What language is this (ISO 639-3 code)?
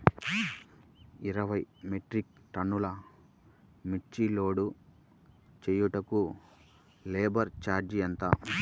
tel